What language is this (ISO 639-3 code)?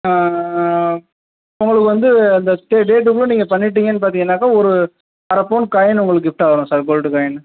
tam